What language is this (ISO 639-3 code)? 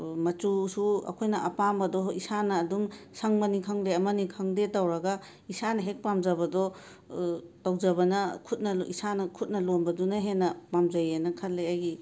mni